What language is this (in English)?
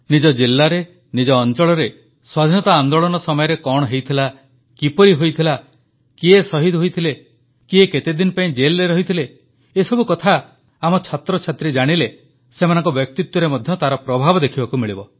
Odia